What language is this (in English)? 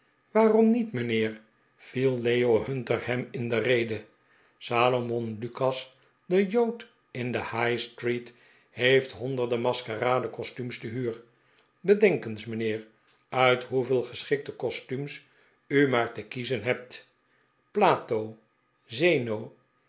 Dutch